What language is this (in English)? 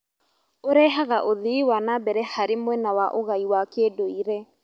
Kikuyu